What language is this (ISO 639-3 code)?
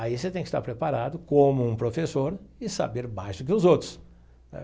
por